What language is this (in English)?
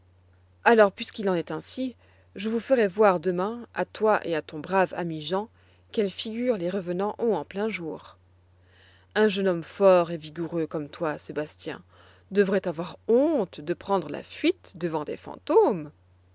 French